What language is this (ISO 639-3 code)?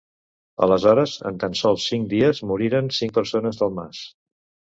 cat